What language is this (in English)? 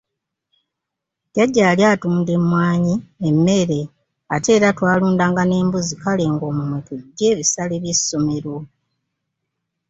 Ganda